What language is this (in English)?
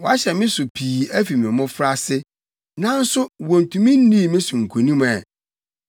Akan